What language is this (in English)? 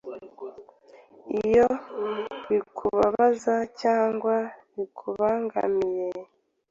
Kinyarwanda